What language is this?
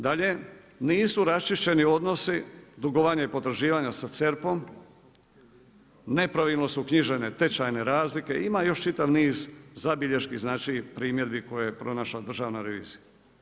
Croatian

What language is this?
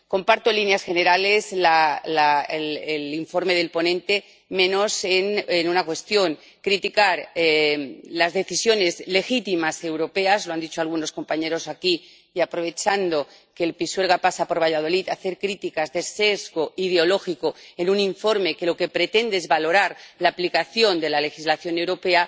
Spanish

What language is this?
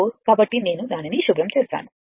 Telugu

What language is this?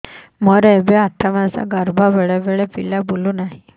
Odia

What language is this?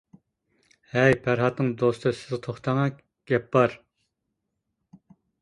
Uyghur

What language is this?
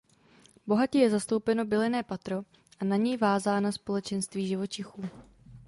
Czech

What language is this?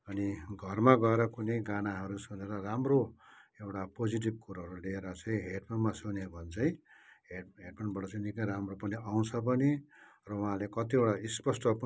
Nepali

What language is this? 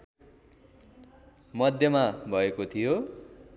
Nepali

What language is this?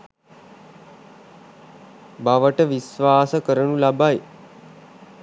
Sinhala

